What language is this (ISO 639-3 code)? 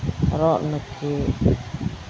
sat